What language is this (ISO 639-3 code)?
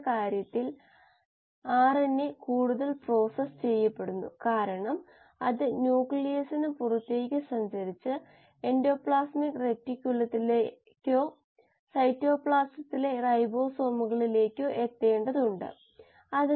mal